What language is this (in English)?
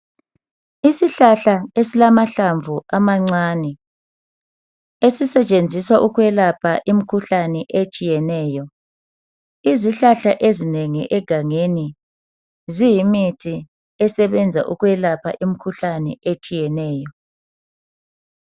North Ndebele